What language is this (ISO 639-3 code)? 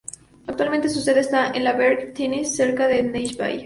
spa